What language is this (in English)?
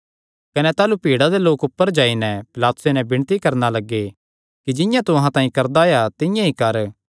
Kangri